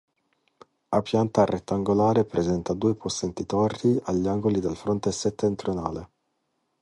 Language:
Italian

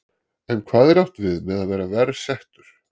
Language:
Icelandic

